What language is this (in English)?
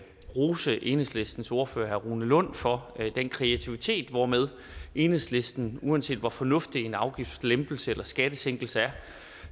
Danish